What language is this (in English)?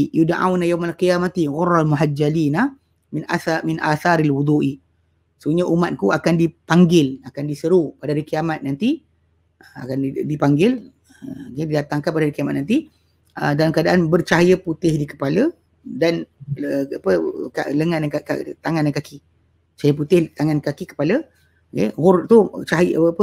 Malay